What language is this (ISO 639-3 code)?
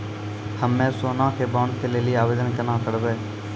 mai